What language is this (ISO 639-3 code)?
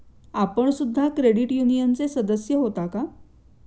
mar